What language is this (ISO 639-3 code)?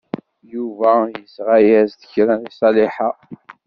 kab